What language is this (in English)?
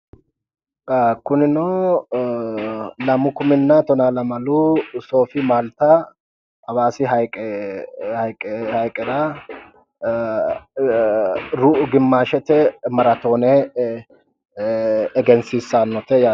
Sidamo